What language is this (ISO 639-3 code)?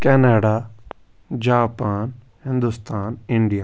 kas